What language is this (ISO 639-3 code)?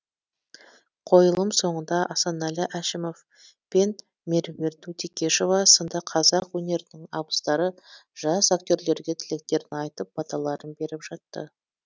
kaz